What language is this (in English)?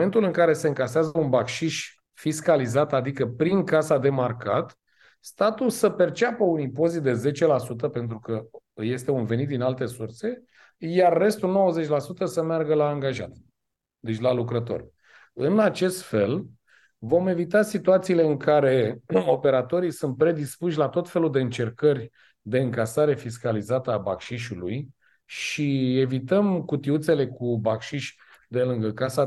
Romanian